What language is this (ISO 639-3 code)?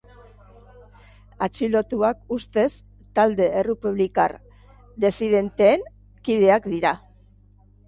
eus